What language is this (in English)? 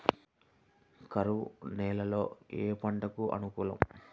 Telugu